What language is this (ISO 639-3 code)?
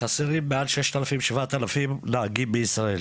heb